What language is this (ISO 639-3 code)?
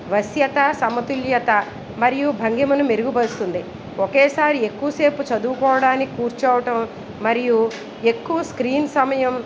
tel